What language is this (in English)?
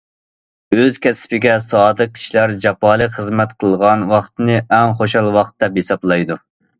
Uyghur